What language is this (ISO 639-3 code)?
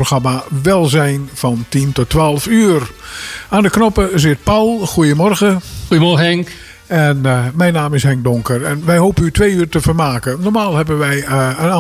nld